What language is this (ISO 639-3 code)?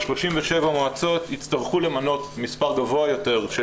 heb